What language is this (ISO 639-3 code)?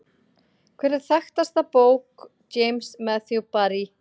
isl